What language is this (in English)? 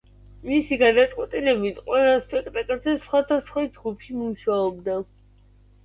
Georgian